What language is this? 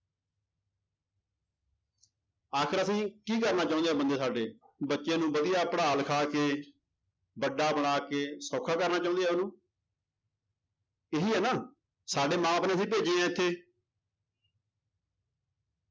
Punjabi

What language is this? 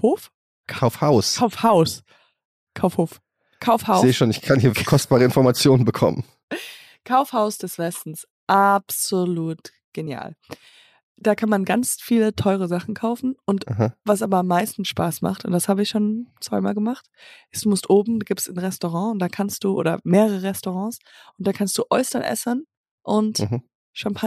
German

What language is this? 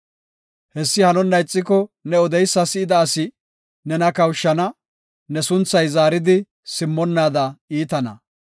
Gofa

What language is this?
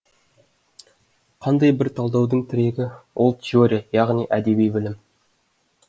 Kazakh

